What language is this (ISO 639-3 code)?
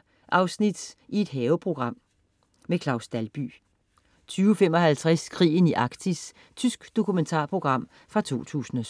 dan